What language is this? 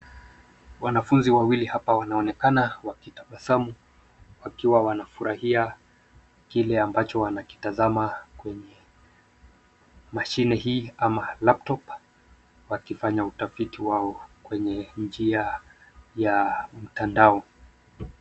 Swahili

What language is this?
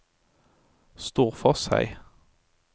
Norwegian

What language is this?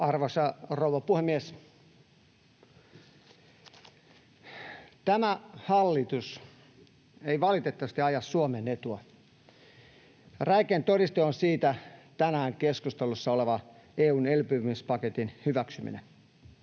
Finnish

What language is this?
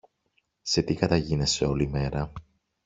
Greek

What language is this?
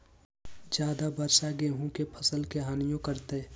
Magahi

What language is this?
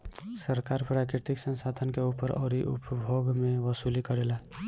Bhojpuri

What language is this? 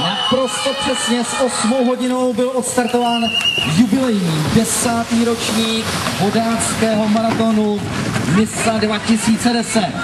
Czech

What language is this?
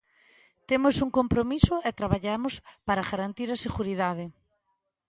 Galician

